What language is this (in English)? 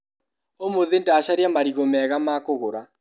Kikuyu